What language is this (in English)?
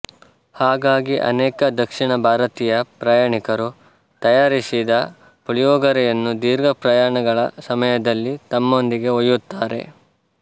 Kannada